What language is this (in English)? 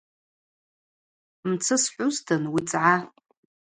Abaza